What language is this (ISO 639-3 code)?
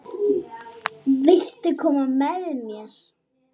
isl